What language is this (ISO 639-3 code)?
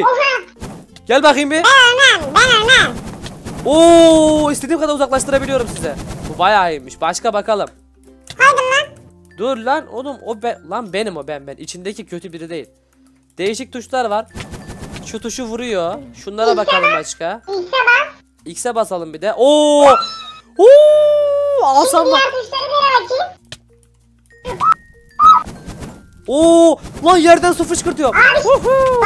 tur